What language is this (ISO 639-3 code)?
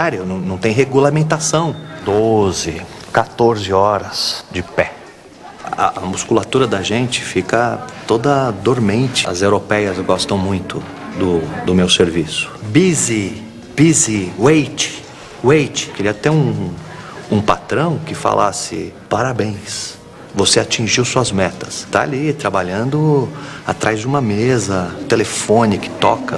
por